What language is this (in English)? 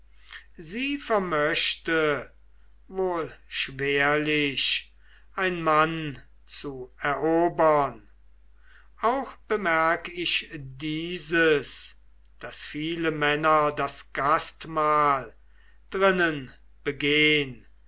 German